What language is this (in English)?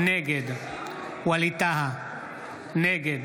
Hebrew